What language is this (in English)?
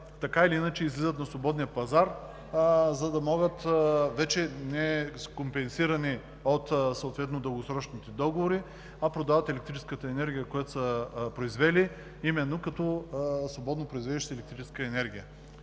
Bulgarian